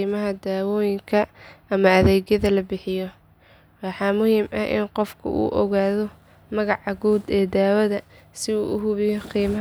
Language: Somali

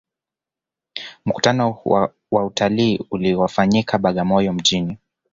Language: Swahili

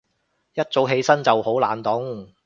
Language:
Cantonese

